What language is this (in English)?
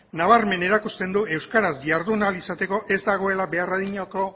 Basque